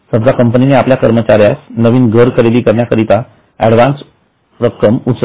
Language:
Marathi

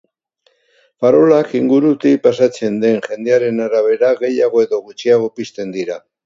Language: Basque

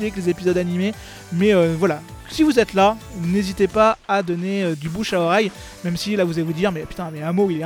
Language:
French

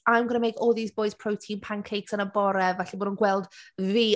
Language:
Welsh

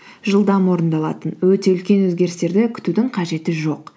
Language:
Kazakh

